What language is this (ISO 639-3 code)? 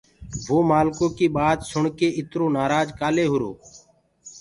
ggg